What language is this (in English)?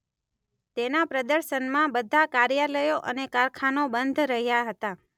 Gujarati